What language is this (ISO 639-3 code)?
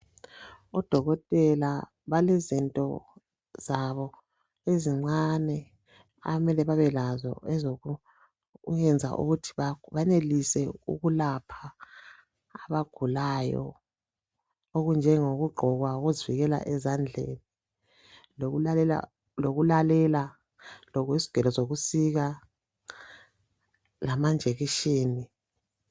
nde